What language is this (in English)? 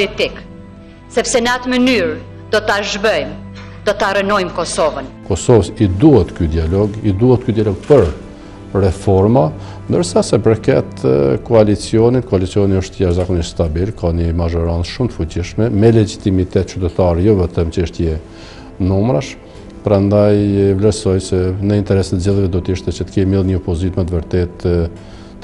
Lithuanian